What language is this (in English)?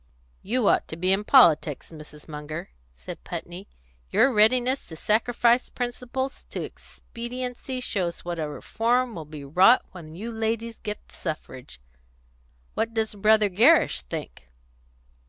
English